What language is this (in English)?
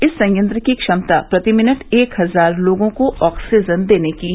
Hindi